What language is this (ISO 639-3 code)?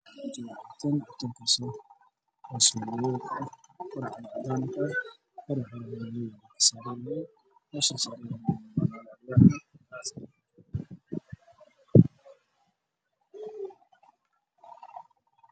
som